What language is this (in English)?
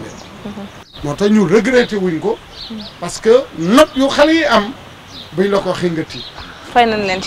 French